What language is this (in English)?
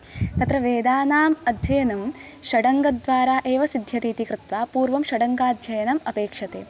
Sanskrit